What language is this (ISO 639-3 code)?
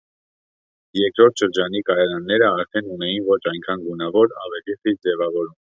hye